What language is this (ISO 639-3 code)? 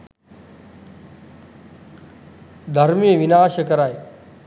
sin